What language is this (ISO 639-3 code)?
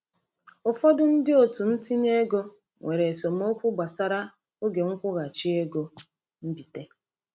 ibo